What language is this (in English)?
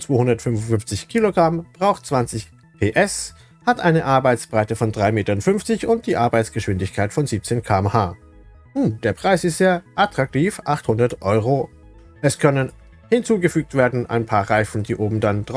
German